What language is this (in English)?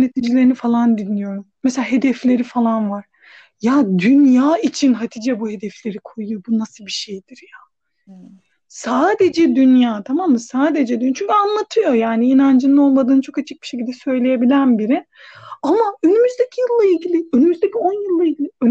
Turkish